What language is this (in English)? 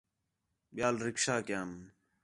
Khetrani